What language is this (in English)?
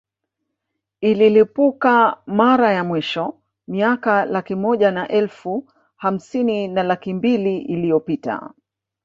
Swahili